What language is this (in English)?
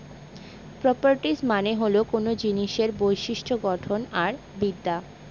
Bangla